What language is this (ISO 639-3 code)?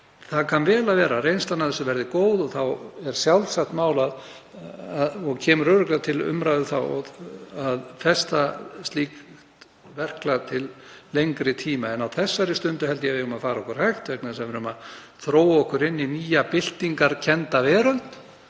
isl